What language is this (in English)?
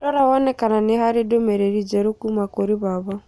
Kikuyu